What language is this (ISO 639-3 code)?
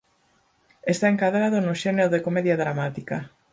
glg